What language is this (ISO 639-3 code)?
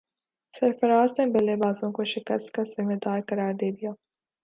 urd